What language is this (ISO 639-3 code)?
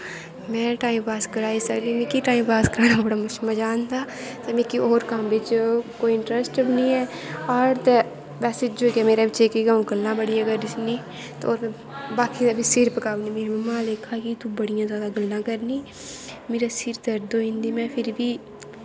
doi